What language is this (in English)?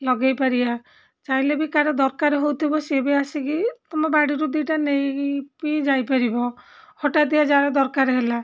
Odia